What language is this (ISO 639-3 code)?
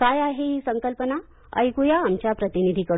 mar